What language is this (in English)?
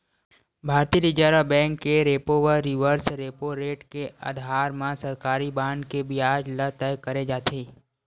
Chhattisgarhi